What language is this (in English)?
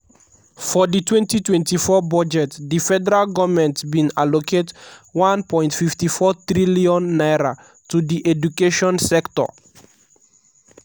Nigerian Pidgin